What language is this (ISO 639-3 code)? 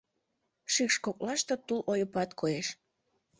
chm